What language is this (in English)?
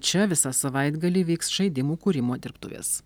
Lithuanian